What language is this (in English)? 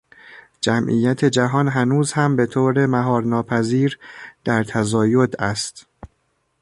Persian